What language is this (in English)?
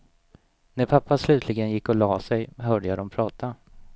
Swedish